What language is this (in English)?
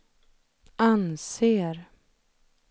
Swedish